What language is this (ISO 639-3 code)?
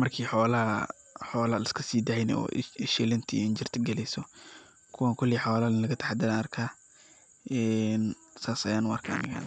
som